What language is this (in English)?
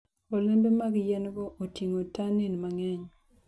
Luo (Kenya and Tanzania)